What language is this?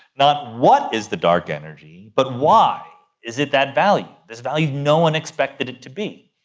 English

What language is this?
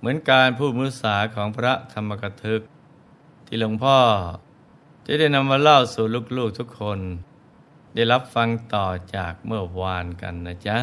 Thai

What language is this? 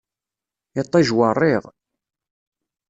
Kabyle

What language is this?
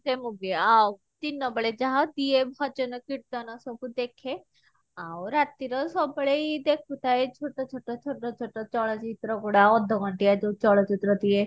Odia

